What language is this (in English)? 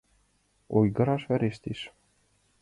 Mari